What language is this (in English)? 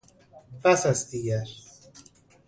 Persian